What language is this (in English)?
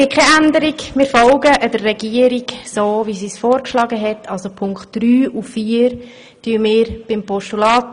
Swiss German